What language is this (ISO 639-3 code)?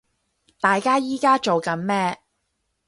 yue